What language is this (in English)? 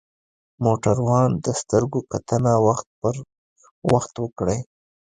Pashto